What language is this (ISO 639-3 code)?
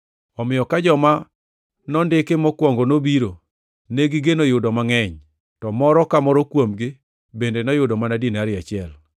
luo